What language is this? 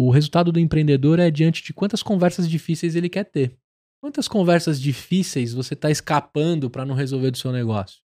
Portuguese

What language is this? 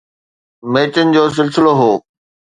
Sindhi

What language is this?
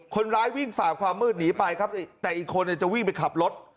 Thai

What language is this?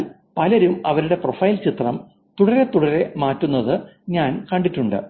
Malayalam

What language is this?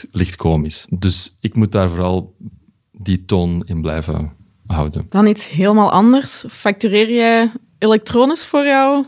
Dutch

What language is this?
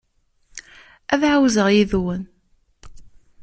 Kabyle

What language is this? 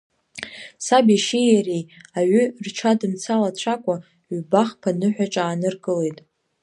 Abkhazian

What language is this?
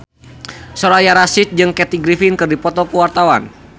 Sundanese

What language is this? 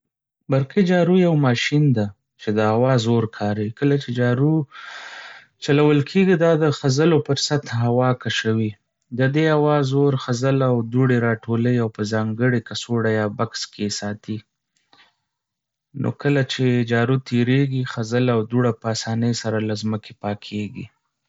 Pashto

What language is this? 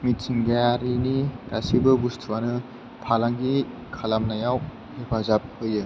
Bodo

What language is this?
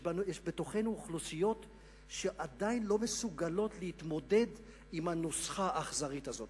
Hebrew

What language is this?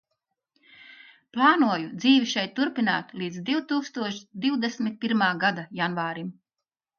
Latvian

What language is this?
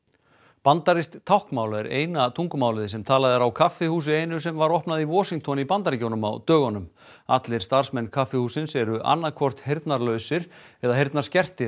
Icelandic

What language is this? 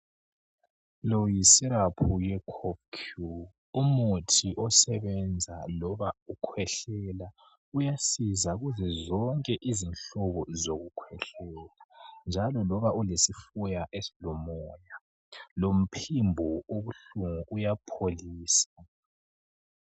North Ndebele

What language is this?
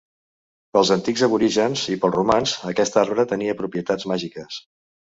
Catalan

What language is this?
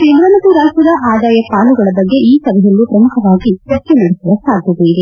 Kannada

